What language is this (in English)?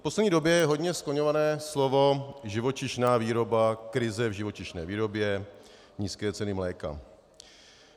Czech